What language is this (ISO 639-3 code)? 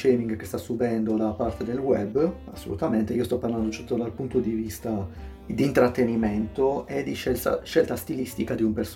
ita